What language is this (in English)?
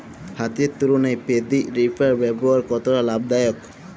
Bangla